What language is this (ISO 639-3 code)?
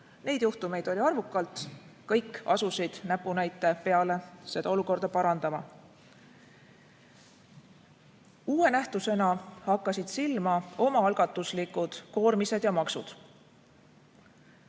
est